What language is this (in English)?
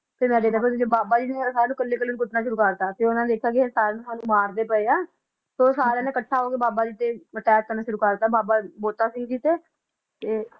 Punjabi